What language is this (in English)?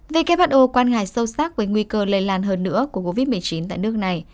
Vietnamese